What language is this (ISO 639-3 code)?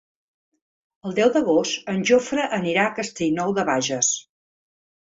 cat